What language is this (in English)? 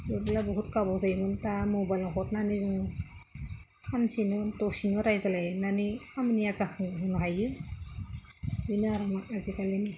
Bodo